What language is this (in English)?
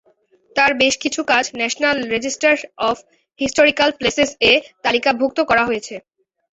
Bangla